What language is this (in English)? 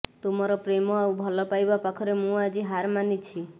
Odia